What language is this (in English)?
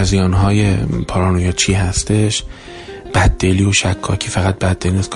Persian